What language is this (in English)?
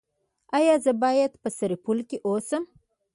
Pashto